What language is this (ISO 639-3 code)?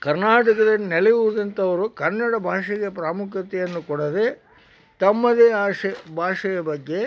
kan